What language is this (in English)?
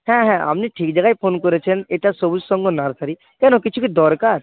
Bangla